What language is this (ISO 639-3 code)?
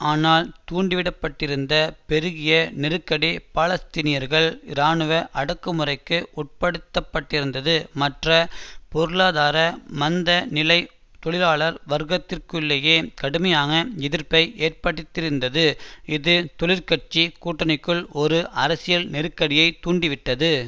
tam